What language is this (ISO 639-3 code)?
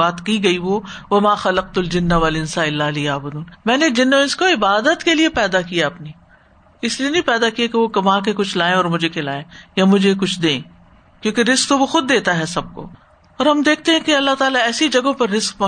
urd